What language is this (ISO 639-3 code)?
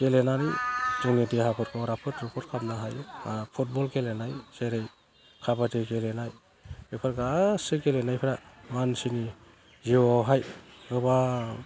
brx